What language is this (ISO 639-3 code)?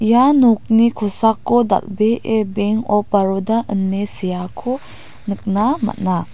grt